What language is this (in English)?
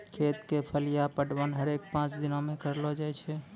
Maithili